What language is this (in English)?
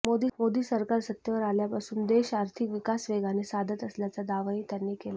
Marathi